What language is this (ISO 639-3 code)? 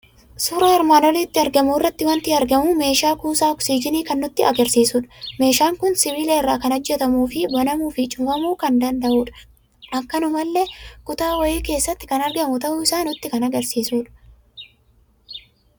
orm